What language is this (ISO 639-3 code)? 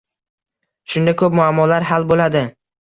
uzb